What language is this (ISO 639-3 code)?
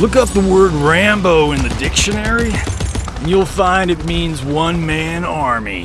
eng